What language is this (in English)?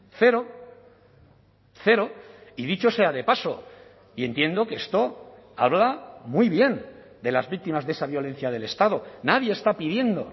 Spanish